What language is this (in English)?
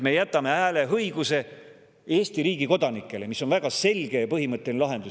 Estonian